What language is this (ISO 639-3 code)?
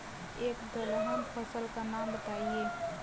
hin